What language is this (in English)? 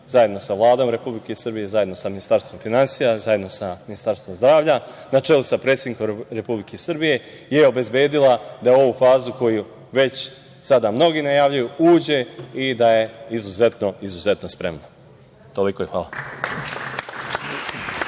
Serbian